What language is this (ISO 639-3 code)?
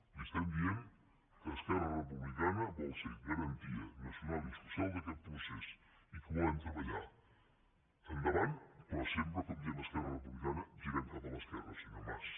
cat